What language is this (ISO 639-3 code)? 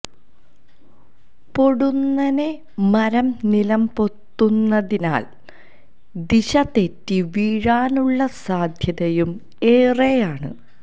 mal